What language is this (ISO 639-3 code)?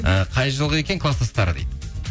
kaz